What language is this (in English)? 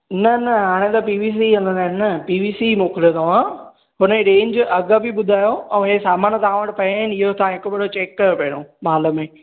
Sindhi